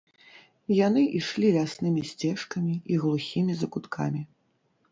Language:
Belarusian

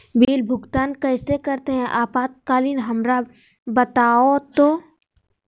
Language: Magahi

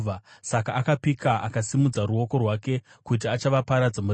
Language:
Shona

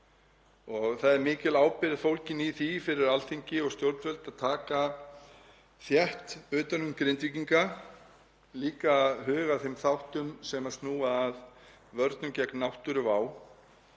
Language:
Icelandic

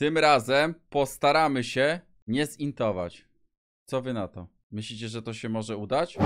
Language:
Polish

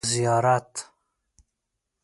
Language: Pashto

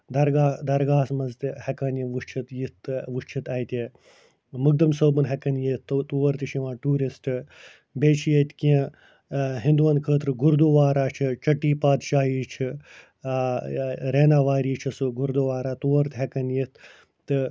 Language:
Kashmiri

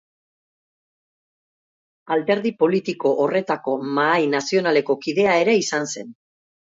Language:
Basque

